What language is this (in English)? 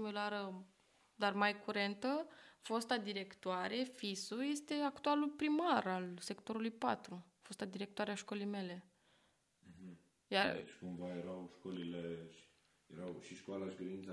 Romanian